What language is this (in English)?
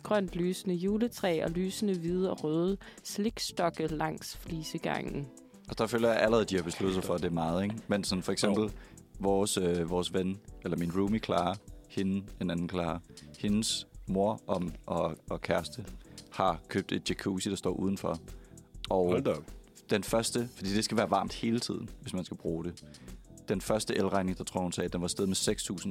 Danish